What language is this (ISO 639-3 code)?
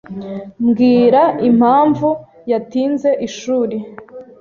kin